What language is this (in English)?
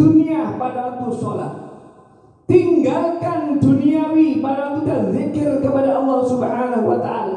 Indonesian